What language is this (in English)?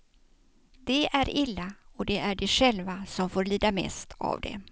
Swedish